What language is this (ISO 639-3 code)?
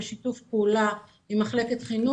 heb